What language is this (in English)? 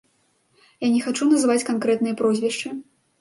Belarusian